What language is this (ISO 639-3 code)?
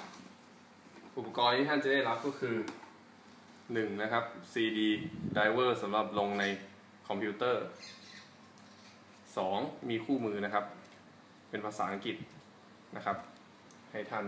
tha